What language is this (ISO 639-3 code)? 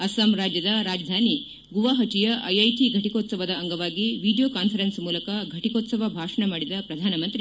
kan